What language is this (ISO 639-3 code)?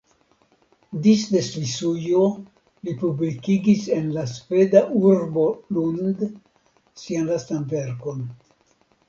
epo